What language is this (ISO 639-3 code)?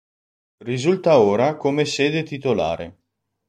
ita